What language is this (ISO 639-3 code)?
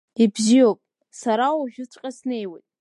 abk